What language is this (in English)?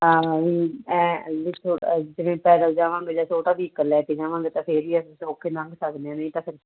Punjabi